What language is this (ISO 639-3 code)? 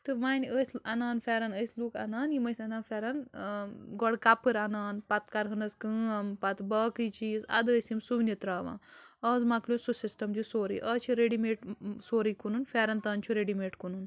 kas